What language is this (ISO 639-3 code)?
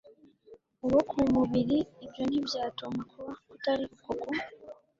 kin